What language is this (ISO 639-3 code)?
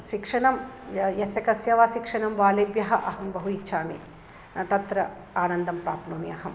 san